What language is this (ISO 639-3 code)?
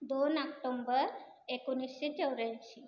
mar